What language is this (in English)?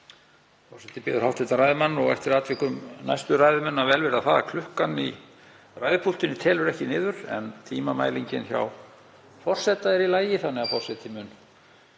Icelandic